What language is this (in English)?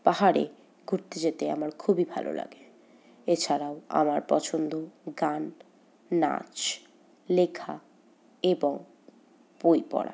Bangla